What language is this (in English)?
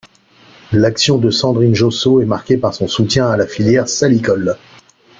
French